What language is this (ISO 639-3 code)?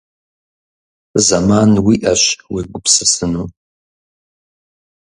kbd